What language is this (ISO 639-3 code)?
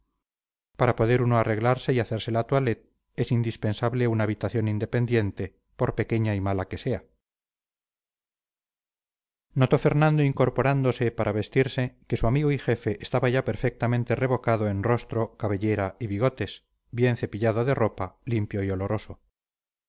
spa